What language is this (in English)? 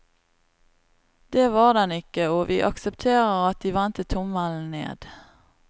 Norwegian